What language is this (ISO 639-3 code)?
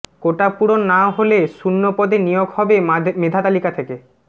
ben